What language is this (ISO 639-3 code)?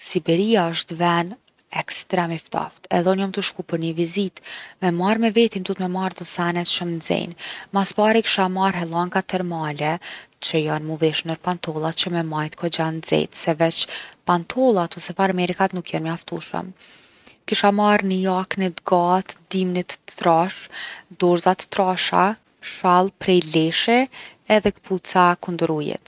aln